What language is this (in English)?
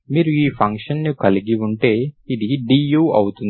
Telugu